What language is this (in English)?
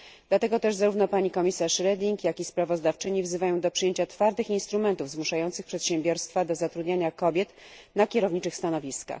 Polish